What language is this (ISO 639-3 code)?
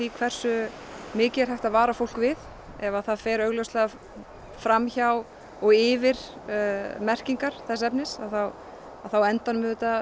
isl